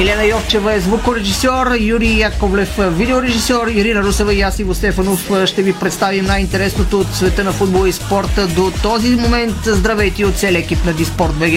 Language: Bulgarian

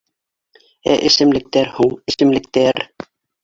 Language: Bashkir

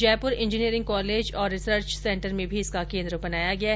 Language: Hindi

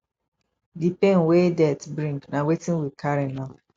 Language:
Nigerian Pidgin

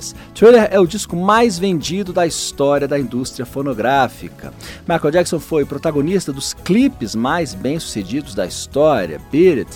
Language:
Portuguese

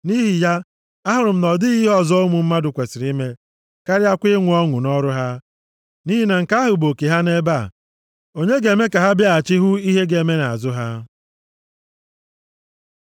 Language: Igbo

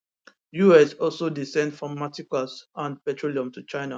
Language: Nigerian Pidgin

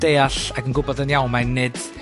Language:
Welsh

